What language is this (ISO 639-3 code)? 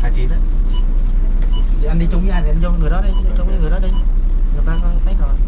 vie